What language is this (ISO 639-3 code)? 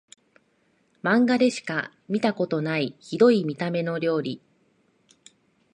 jpn